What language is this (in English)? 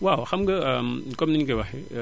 Wolof